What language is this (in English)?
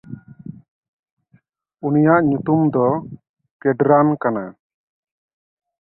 Santali